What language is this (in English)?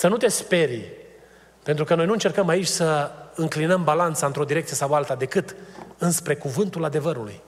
Romanian